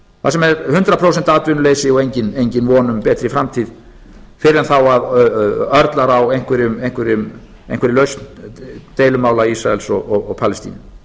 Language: Icelandic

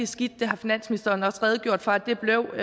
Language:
Danish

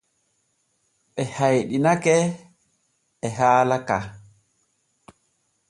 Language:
Borgu Fulfulde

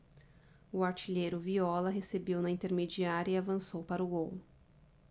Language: Portuguese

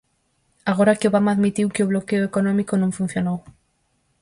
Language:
Galician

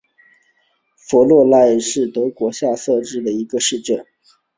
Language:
Chinese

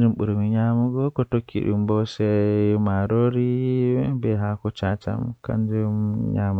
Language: Western Niger Fulfulde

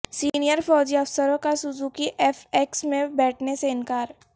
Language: Urdu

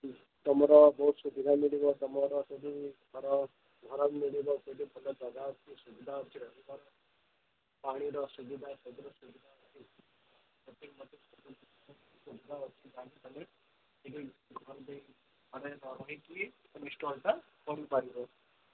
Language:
Odia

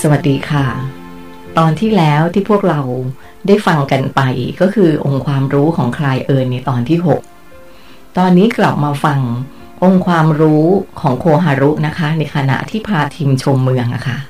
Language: Thai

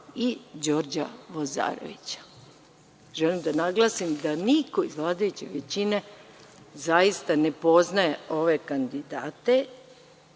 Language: Serbian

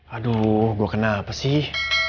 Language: Indonesian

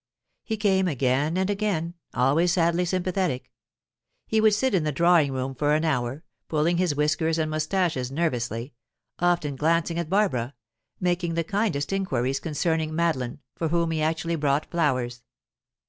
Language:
English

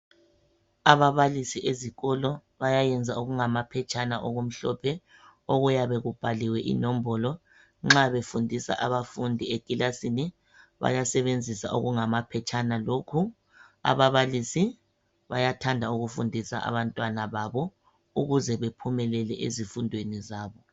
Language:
North Ndebele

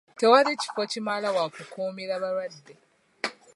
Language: Ganda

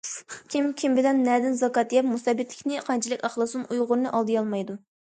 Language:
Uyghur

